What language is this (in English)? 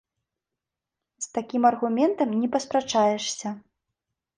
Belarusian